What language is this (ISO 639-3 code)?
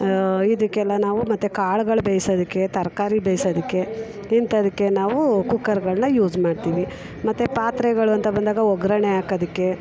kan